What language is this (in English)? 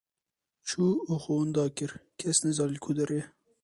Kurdish